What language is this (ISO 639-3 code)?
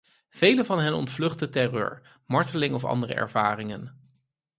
nld